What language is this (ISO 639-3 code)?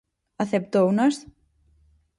glg